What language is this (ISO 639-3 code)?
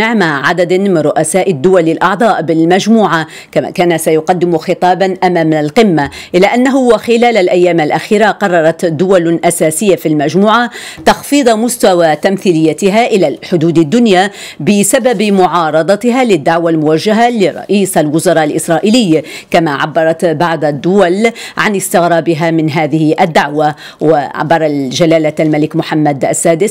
ara